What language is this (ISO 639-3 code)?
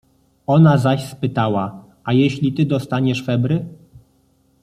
pol